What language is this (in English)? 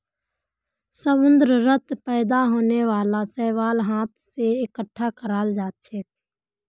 Magahi